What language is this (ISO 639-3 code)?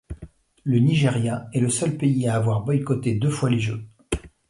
fra